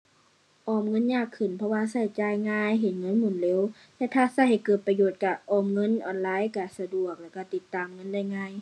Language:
Thai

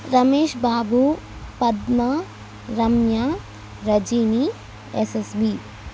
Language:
Telugu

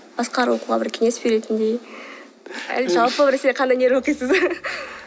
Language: Kazakh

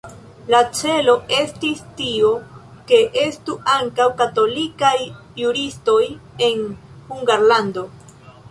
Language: Esperanto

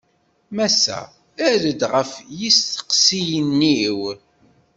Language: Kabyle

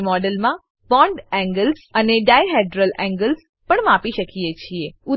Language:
Gujarati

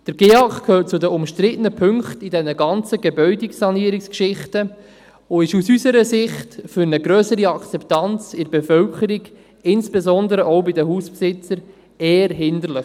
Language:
Swiss German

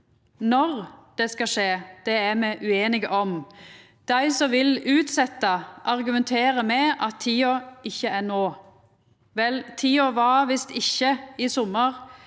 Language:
Norwegian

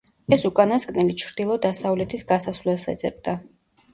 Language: Georgian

